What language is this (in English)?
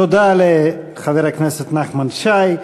Hebrew